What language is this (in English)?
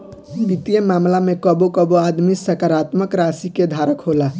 Bhojpuri